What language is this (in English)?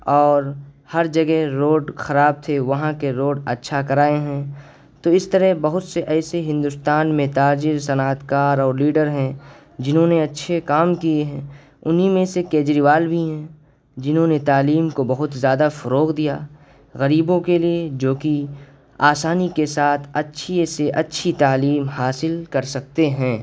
Urdu